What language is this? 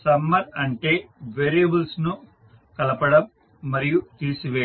Telugu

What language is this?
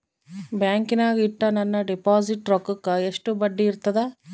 Kannada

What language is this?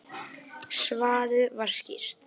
Icelandic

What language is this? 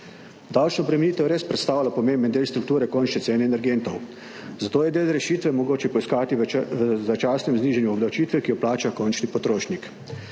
Slovenian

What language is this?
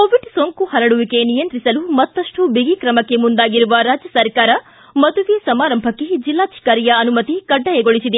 Kannada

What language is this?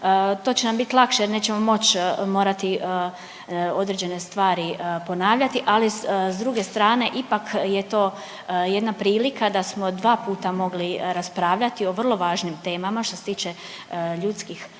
Croatian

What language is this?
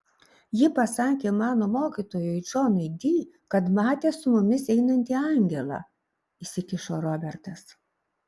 Lithuanian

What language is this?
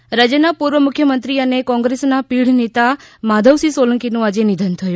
Gujarati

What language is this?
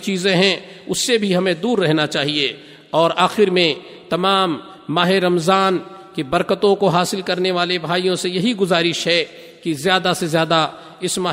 Urdu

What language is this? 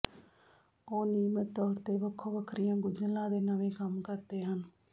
Punjabi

